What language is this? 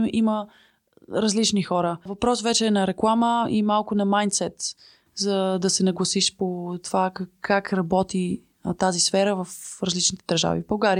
Bulgarian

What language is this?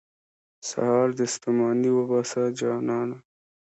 Pashto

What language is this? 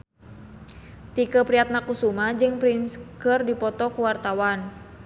Sundanese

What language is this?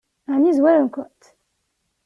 Kabyle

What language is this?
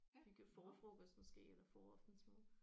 Danish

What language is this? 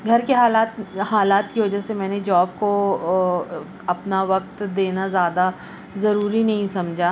Urdu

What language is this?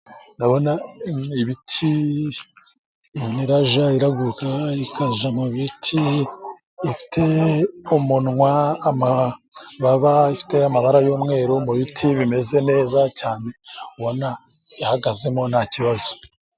Kinyarwanda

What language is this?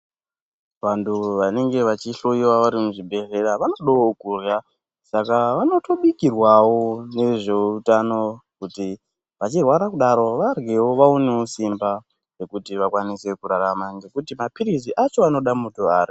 Ndau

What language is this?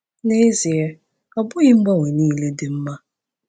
Igbo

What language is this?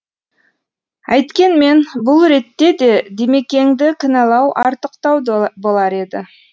Kazakh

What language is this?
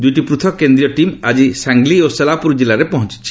Odia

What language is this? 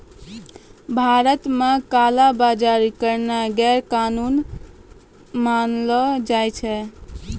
Maithili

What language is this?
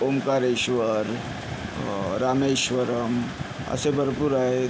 Marathi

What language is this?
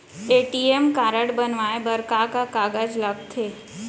Chhattisgarhi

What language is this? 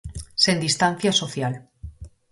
Galician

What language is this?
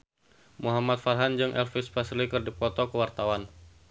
Sundanese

